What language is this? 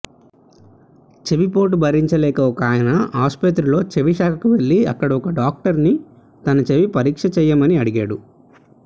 Telugu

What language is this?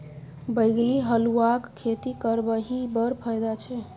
Maithili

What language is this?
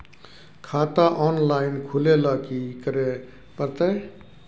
Maithili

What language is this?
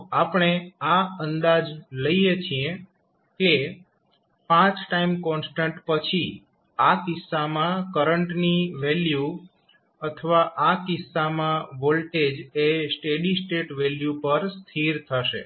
Gujarati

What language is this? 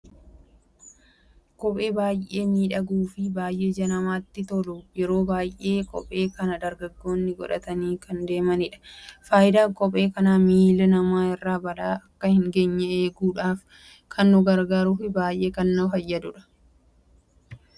Oromo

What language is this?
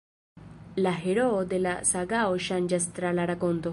Esperanto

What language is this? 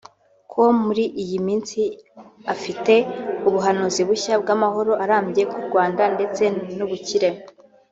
Kinyarwanda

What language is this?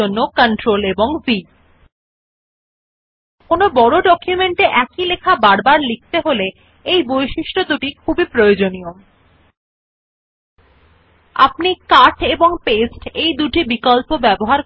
Bangla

